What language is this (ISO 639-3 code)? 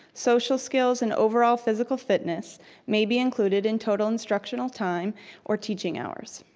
eng